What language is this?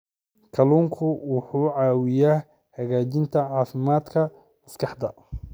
Somali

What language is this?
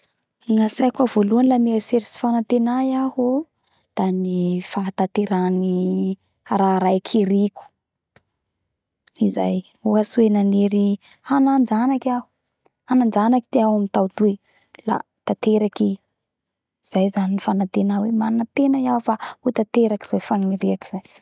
Bara Malagasy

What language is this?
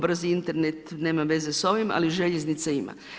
Croatian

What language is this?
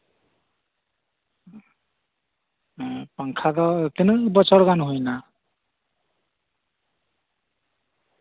Santali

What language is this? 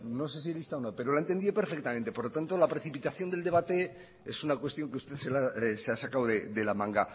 Spanish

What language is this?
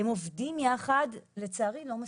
Hebrew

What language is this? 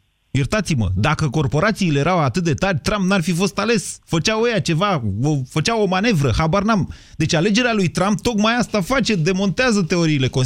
Romanian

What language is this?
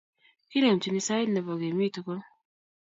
Kalenjin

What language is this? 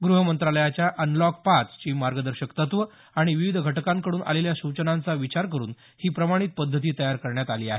Marathi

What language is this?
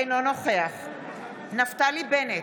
Hebrew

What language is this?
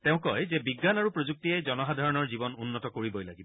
Assamese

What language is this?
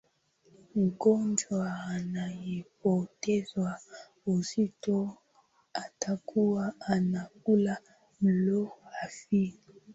Swahili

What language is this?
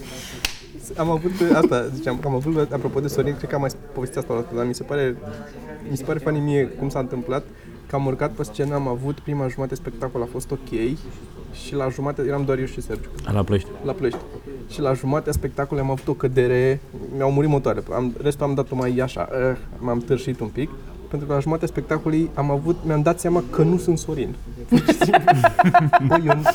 Romanian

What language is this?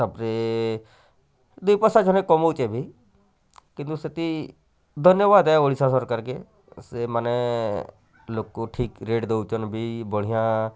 Odia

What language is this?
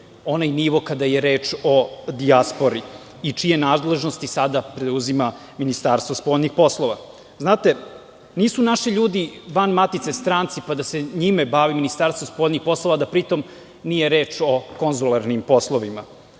Serbian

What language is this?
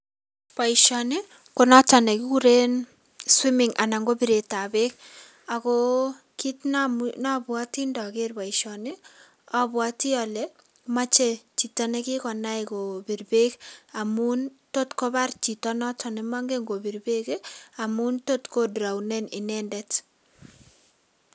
Kalenjin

